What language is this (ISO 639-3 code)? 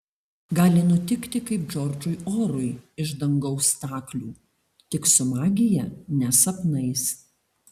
lit